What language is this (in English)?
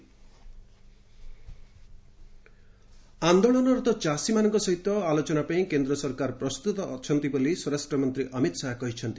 Odia